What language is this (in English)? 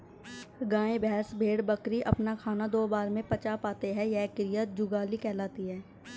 Hindi